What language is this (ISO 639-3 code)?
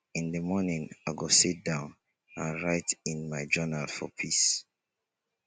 pcm